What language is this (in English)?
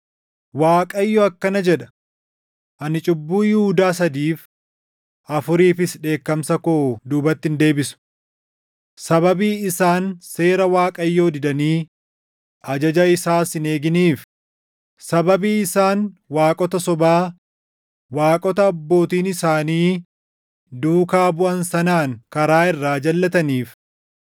Oromo